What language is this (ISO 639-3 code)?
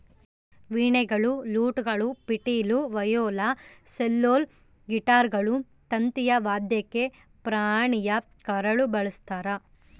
kan